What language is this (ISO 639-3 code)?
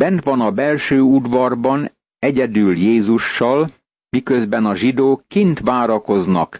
hun